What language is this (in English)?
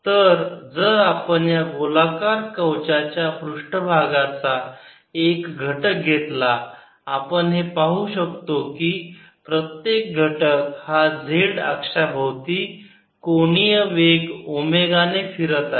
Marathi